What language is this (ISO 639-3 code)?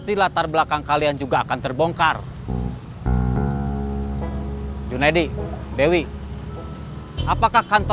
ind